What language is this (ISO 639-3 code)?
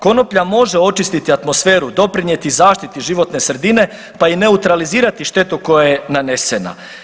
hrv